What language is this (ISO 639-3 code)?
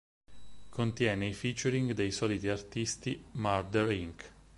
ita